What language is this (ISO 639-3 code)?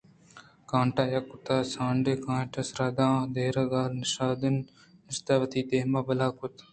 bgp